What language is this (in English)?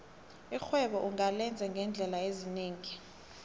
South Ndebele